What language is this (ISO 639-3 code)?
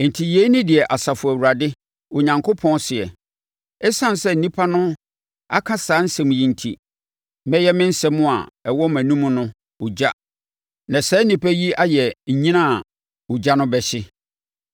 aka